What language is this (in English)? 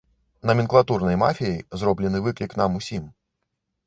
Belarusian